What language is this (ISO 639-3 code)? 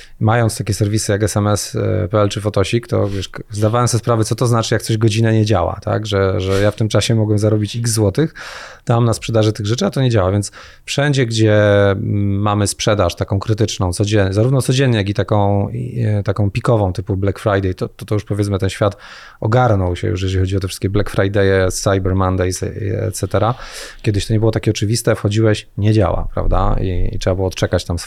pol